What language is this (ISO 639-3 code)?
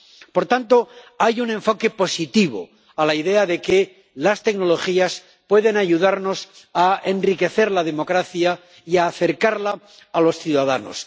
spa